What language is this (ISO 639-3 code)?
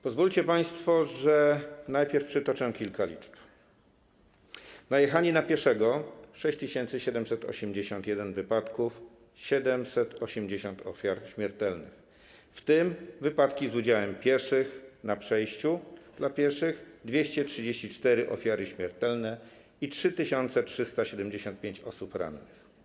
pol